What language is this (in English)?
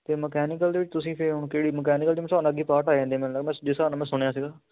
Punjabi